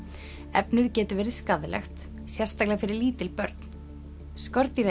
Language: Icelandic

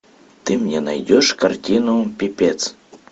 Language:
Russian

